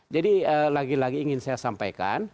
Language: Indonesian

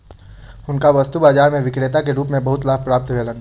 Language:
Maithili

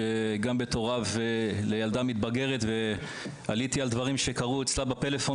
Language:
Hebrew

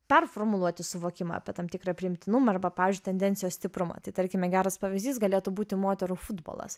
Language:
Lithuanian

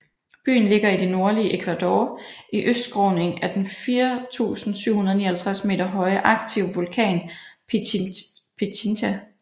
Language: Danish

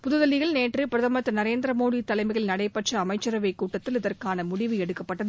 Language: Tamil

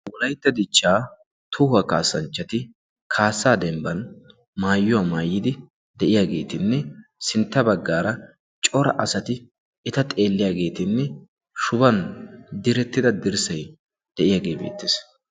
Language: Wolaytta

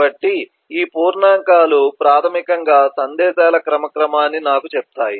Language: Telugu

